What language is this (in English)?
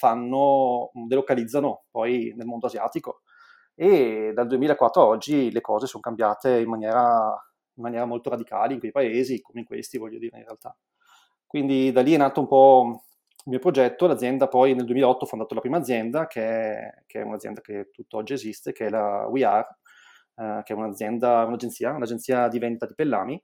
Italian